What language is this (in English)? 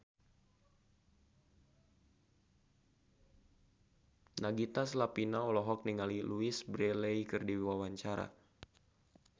Sundanese